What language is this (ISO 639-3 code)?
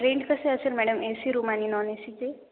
mar